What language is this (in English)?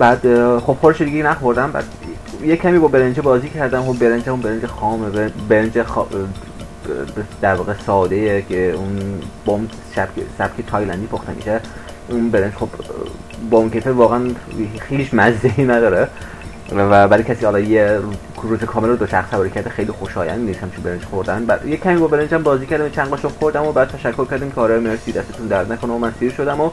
Persian